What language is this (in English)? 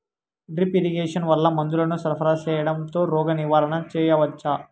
Telugu